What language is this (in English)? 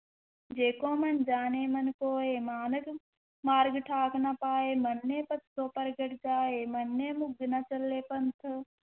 Punjabi